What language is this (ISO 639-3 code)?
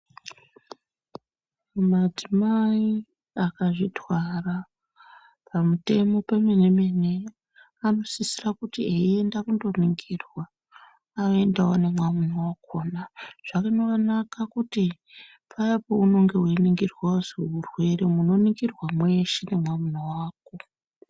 ndc